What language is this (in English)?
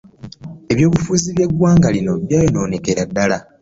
Ganda